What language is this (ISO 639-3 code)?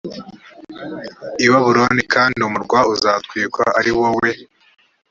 kin